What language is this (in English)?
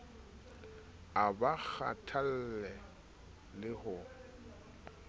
Southern Sotho